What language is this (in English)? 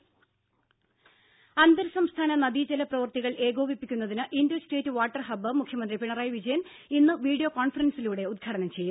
Malayalam